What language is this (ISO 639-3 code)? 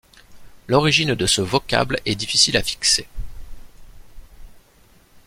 fra